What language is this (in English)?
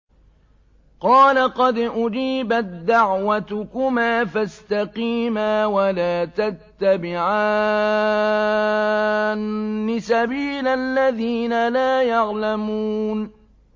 Arabic